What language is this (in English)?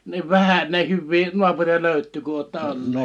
Finnish